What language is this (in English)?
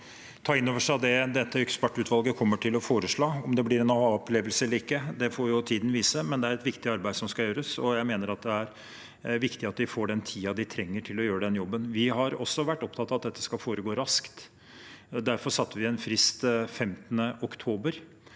Norwegian